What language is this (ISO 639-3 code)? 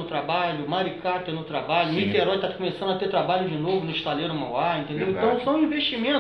por